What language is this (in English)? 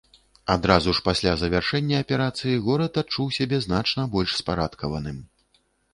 Belarusian